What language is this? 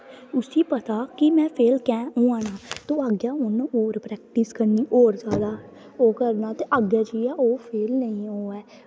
Dogri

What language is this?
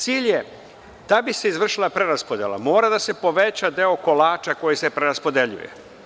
Serbian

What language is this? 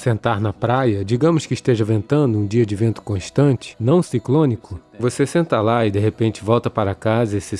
Portuguese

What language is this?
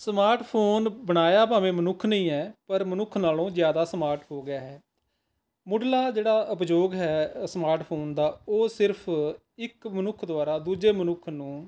Punjabi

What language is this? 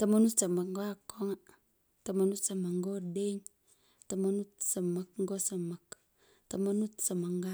Pökoot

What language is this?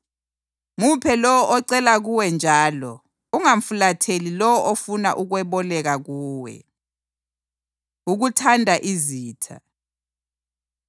North Ndebele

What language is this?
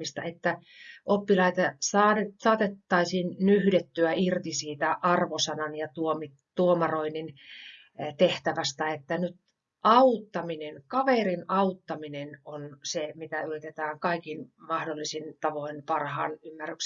Finnish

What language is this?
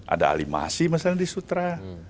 Indonesian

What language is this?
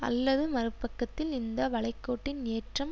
Tamil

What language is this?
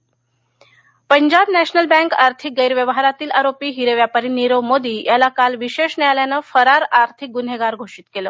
Marathi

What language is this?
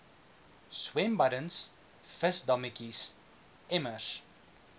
Afrikaans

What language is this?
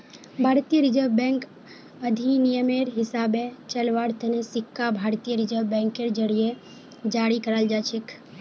Magahi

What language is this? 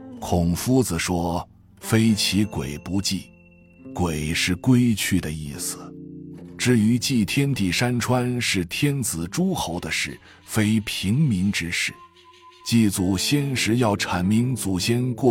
Chinese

